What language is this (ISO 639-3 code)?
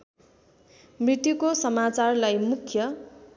nep